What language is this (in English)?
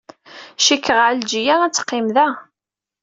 Kabyle